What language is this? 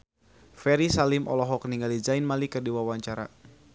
Sundanese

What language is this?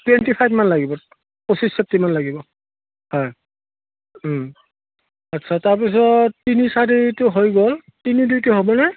Assamese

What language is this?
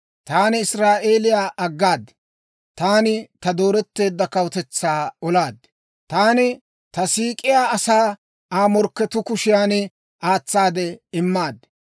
Dawro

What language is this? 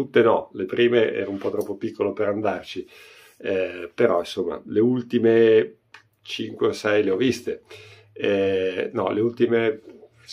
Italian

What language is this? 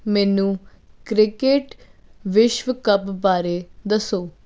Punjabi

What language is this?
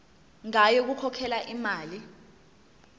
Zulu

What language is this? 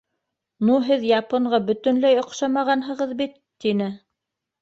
Bashkir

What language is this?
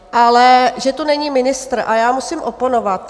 Czech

